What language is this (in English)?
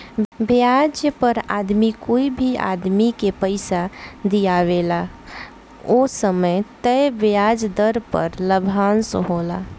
Bhojpuri